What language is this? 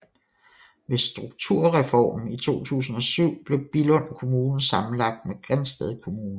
Danish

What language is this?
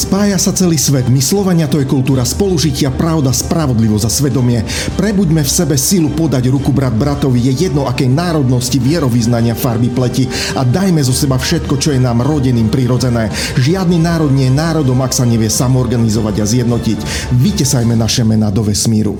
Slovak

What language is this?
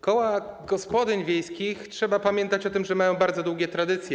Polish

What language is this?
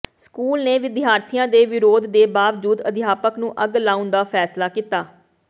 Punjabi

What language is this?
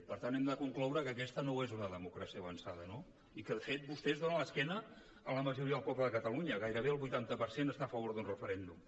Catalan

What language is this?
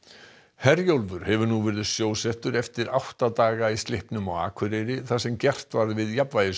Icelandic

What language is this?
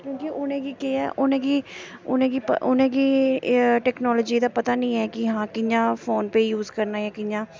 Dogri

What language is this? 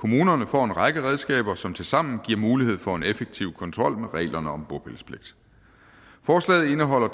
Danish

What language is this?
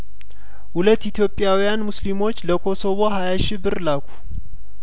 Amharic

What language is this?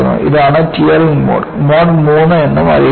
Malayalam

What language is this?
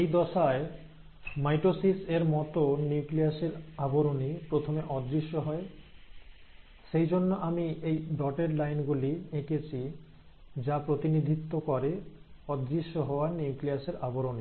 Bangla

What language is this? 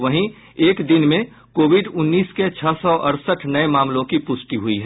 Hindi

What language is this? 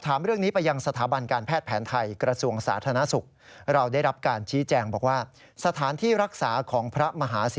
Thai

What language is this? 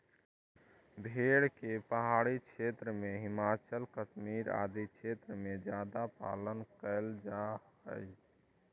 Magahi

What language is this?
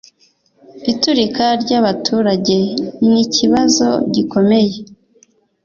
Kinyarwanda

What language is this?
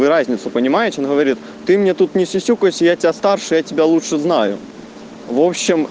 Russian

